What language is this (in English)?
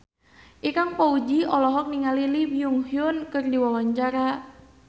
Sundanese